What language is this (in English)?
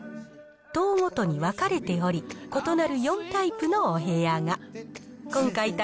Japanese